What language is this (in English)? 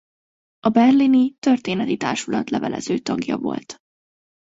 Hungarian